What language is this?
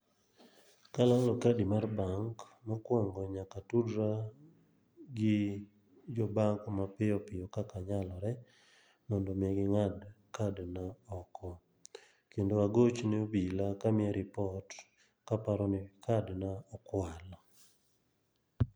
Luo (Kenya and Tanzania)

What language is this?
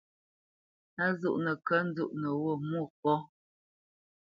Bamenyam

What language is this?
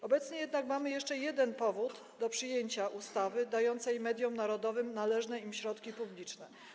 Polish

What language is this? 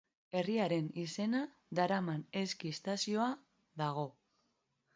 Basque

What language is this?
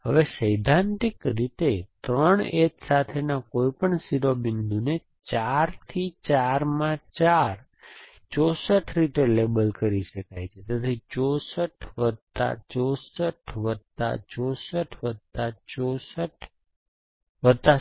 Gujarati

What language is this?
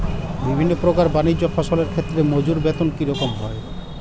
Bangla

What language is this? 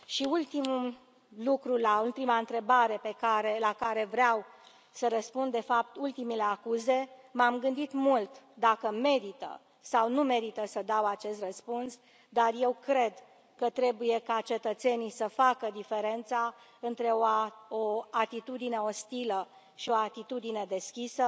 Romanian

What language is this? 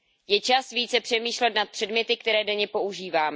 Czech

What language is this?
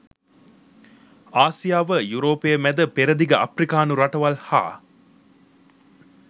Sinhala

